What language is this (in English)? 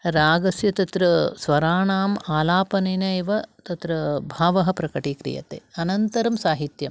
Sanskrit